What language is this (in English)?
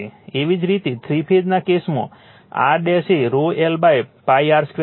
Gujarati